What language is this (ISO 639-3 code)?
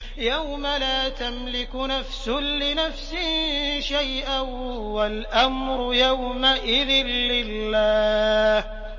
ara